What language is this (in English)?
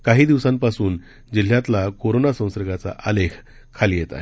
Marathi